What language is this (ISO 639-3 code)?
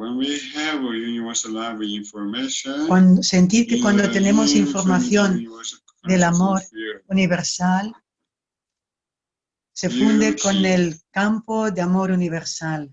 spa